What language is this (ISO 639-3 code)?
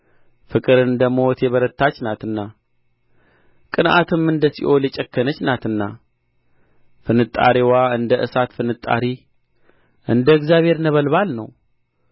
amh